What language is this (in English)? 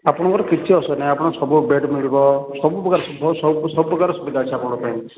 Odia